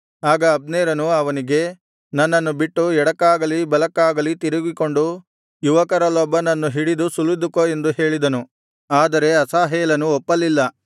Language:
Kannada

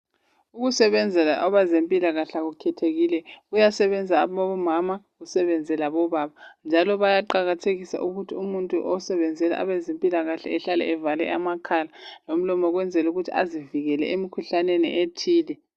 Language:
North Ndebele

